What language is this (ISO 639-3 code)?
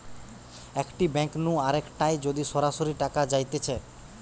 ben